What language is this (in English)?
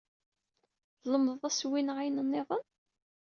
Kabyle